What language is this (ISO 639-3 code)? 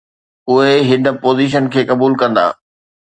snd